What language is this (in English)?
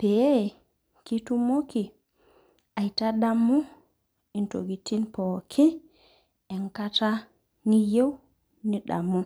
Masai